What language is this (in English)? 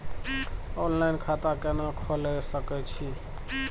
Maithili